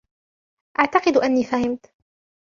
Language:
Arabic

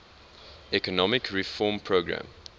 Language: English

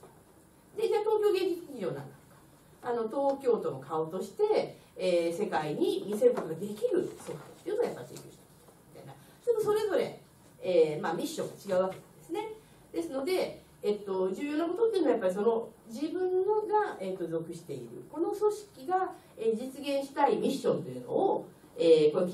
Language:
Japanese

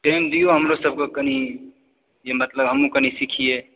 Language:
Maithili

